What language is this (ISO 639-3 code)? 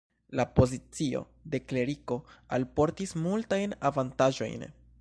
epo